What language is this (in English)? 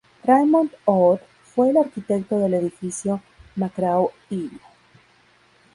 Spanish